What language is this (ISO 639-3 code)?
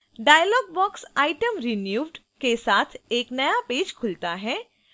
hin